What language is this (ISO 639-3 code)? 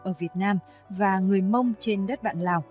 vie